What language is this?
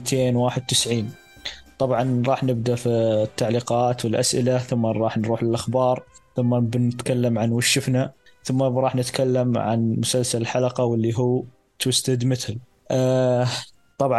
Arabic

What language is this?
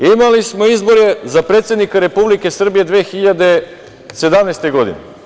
Serbian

